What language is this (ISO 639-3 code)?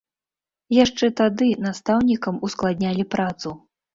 bel